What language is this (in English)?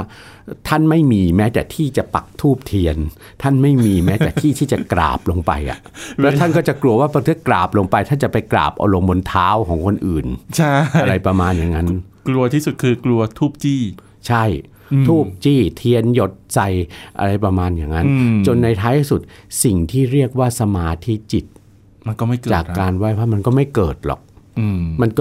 Thai